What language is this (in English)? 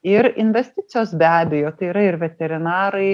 Lithuanian